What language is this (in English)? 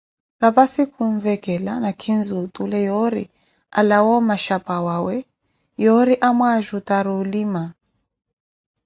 Koti